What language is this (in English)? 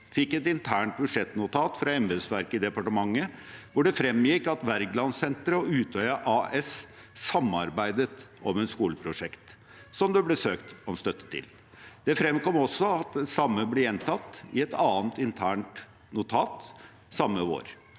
Norwegian